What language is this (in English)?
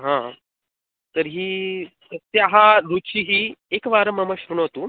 Sanskrit